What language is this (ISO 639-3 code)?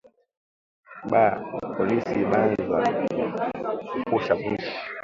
swa